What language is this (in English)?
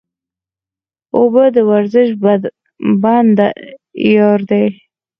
Pashto